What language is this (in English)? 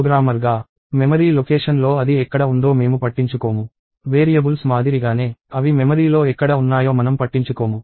Telugu